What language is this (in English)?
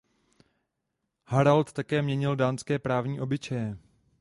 Czech